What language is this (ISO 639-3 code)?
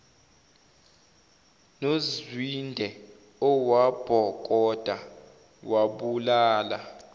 zul